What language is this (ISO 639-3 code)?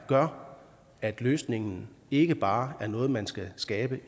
dan